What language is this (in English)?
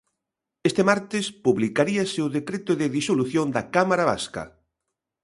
Galician